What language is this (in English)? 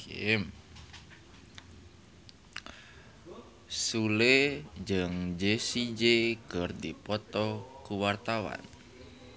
Sundanese